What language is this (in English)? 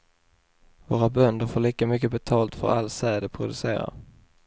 Swedish